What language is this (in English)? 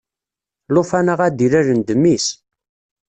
Kabyle